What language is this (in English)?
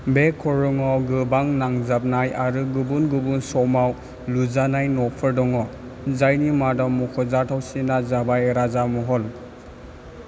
Bodo